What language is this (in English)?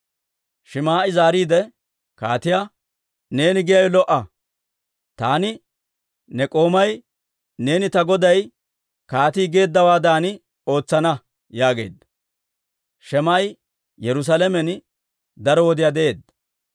Dawro